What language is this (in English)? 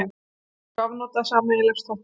Icelandic